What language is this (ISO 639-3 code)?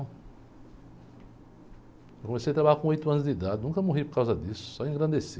por